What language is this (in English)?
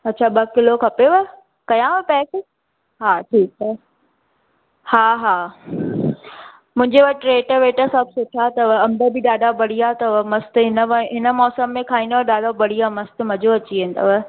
Sindhi